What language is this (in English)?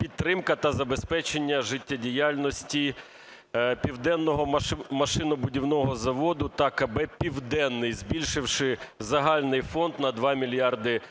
Ukrainian